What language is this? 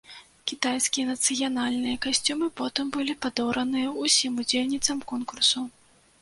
Belarusian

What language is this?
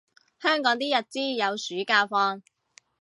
Cantonese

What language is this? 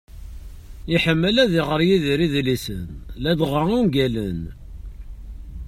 Kabyle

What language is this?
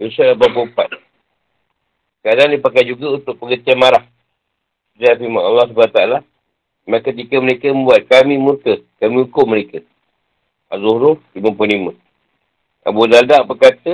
Malay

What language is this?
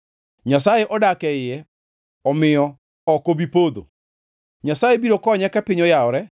Luo (Kenya and Tanzania)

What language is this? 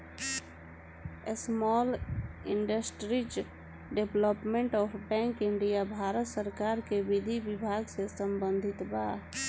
Bhojpuri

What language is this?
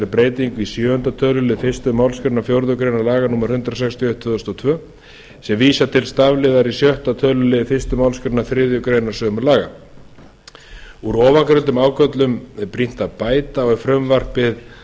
Icelandic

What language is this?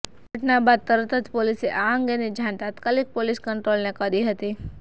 Gujarati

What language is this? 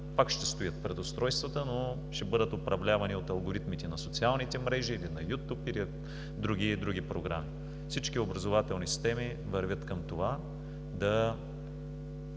Bulgarian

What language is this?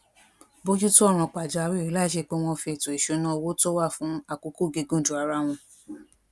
Yoruba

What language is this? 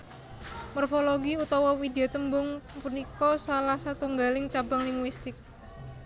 Javanese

